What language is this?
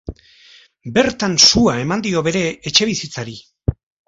Basque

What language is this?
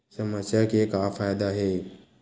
Chhattisgarhi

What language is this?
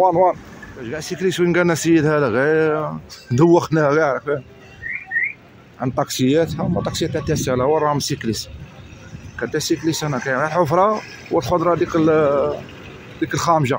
Arabic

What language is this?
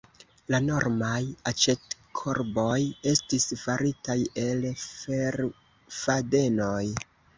Esperanto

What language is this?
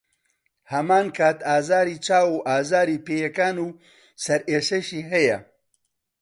Central Kurdish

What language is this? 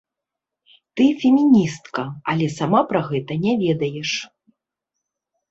Belarusian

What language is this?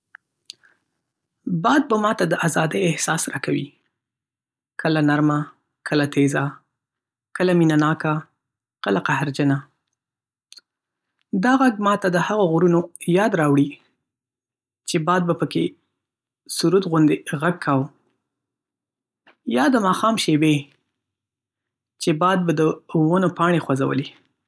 Pashto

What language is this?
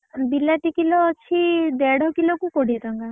Odia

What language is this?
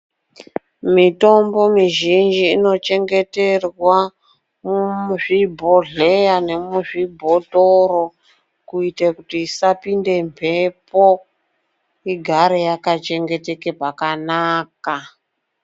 Ndau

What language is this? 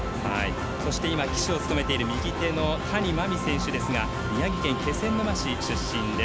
Japanese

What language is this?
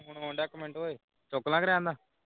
Punjabi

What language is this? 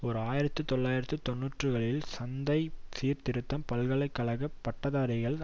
Tamil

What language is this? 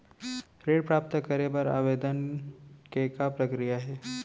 Chhattisgarhi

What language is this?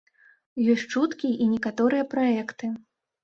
Belarusian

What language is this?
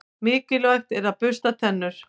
Icelandic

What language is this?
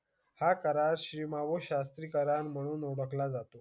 Marathi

